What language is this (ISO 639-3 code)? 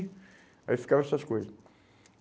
por